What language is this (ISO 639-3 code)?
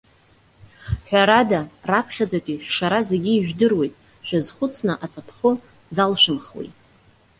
abk